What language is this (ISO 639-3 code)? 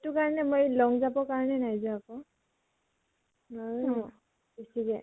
asm